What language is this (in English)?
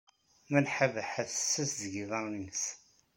Kabyle